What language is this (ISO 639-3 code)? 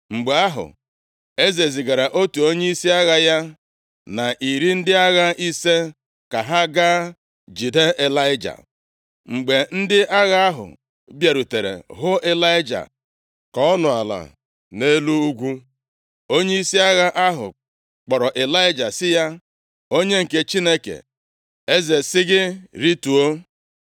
ibo